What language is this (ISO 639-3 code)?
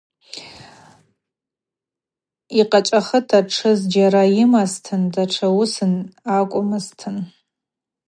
abq